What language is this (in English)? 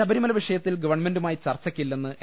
Malayalam